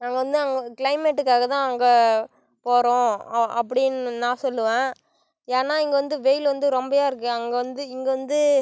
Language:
Tamil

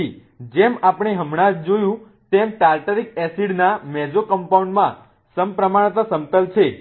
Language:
Gujarati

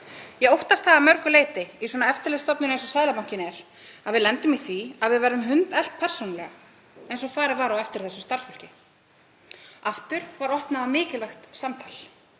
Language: Icelandic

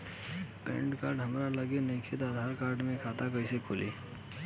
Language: Bhojpuri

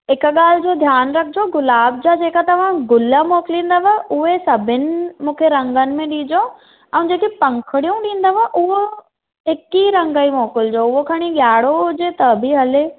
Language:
Sindhi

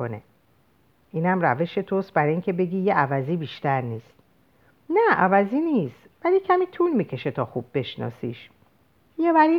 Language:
Persian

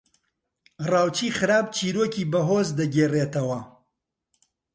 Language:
Central Kurdish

